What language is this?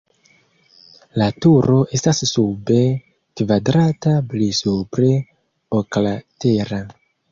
Esperanto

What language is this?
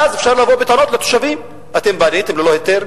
Hebrew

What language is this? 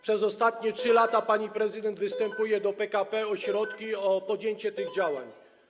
Polish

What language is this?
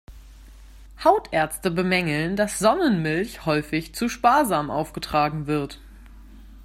German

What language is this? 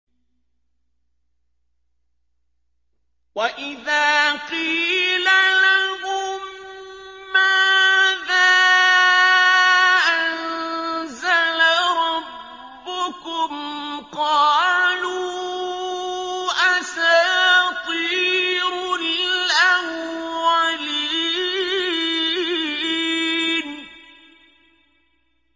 Arabic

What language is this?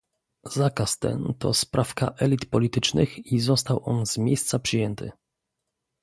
Polish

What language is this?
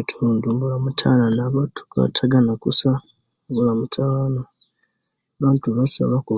Kenyi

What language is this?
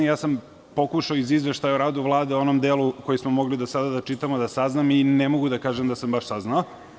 Serbian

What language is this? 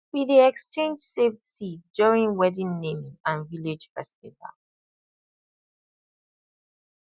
Nigerian Pidgin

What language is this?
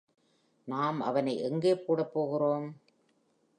Tamil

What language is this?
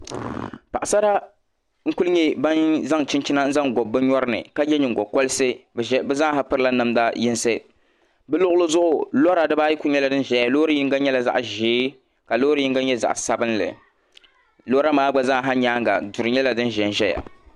Dagbani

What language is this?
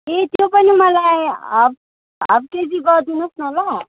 Nepali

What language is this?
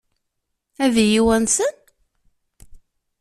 Kabyle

